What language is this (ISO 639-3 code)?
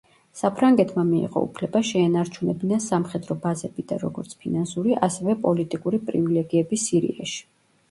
kat